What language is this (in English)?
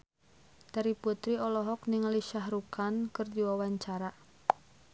Sundanese